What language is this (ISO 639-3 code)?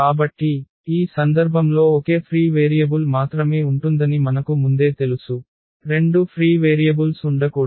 tel